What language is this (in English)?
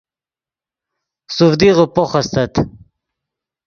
Yidgha